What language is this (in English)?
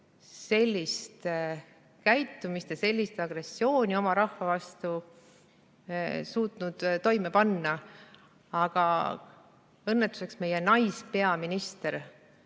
Estonian